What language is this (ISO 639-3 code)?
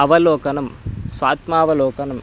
san